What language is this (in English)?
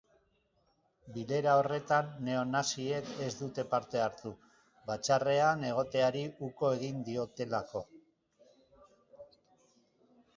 Basque